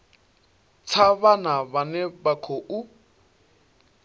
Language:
Venda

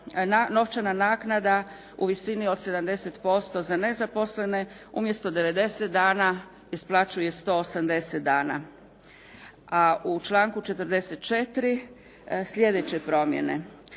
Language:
Croatian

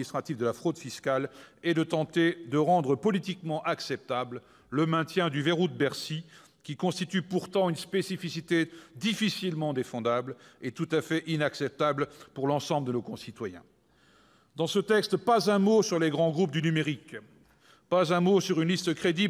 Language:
French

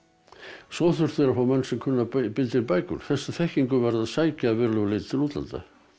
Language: Icelandic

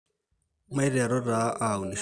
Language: Masai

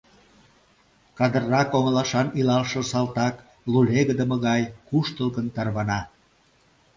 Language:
Mari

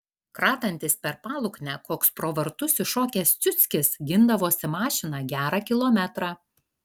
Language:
Lithuanian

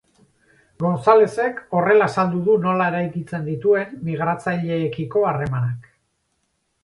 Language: Basque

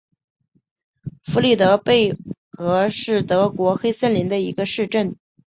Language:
Chinese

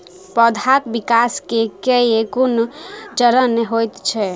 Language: Maithili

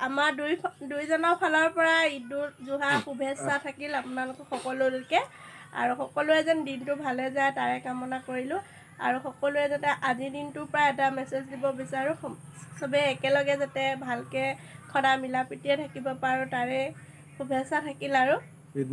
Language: Thai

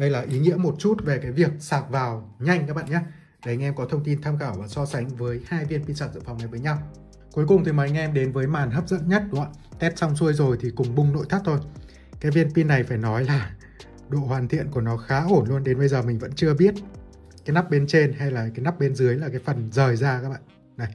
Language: Vietnamese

